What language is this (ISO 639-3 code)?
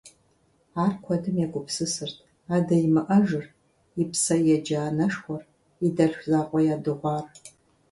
kbd